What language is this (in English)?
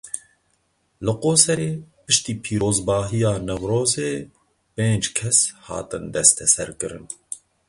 Kurdish